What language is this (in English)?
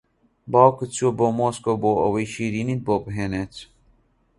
Central Kurdish